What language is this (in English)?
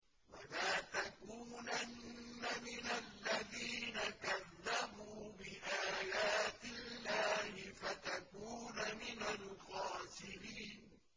Arabic